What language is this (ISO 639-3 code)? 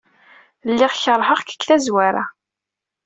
kab